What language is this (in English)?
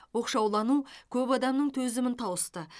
Kazakh